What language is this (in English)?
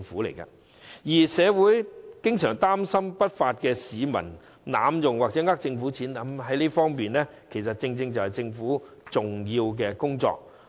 Cantonese